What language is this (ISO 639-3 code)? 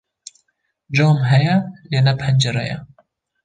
kur